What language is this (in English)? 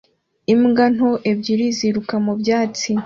Kinyarwanda